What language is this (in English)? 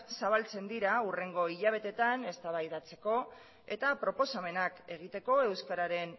Basque